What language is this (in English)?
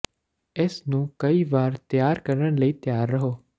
Punjabi